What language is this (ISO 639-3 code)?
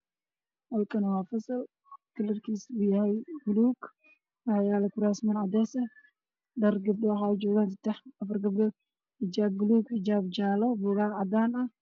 som